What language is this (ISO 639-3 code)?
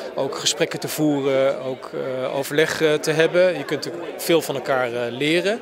nld